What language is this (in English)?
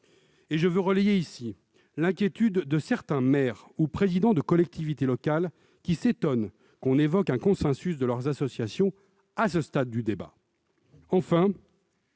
French